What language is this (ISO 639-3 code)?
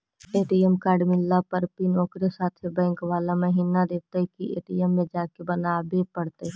mag